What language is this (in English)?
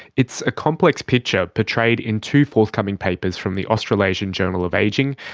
English